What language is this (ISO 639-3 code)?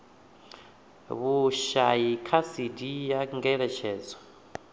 ven